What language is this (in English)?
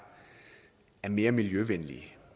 Danish